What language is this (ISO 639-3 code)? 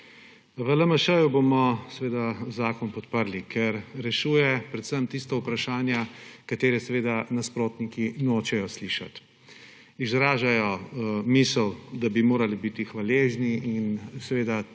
slv